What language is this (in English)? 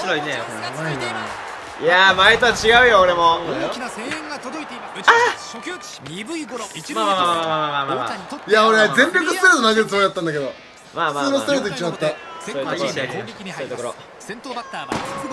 Japanese